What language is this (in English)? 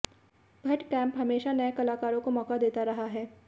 Hindi